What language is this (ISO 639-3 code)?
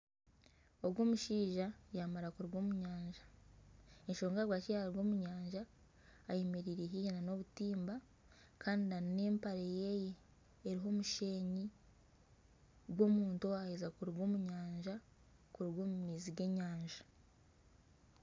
nyn